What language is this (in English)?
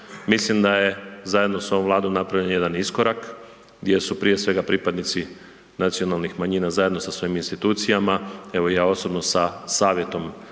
Croatian